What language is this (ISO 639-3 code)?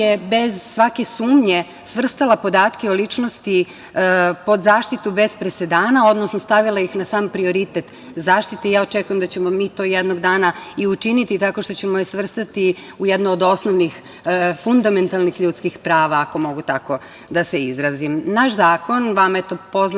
srp